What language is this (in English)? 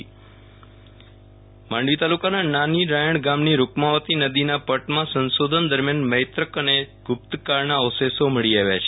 Gujarati